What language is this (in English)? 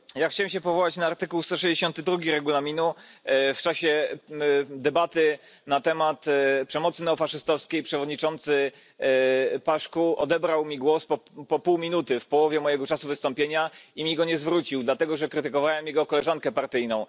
Polish